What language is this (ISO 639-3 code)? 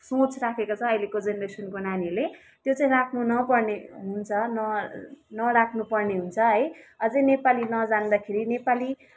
nep